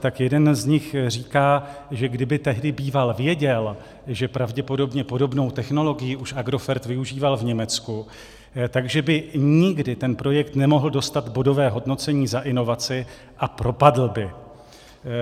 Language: Czech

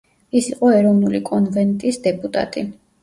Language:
Georgian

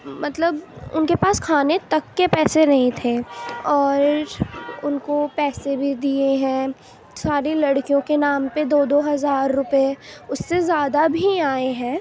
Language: Urdu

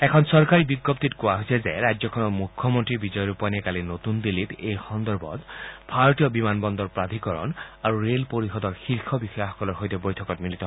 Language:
Assamese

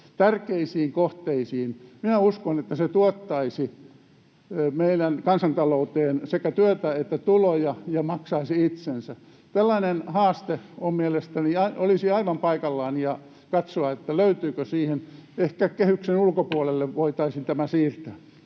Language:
Finnish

